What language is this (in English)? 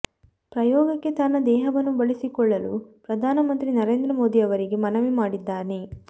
Kannada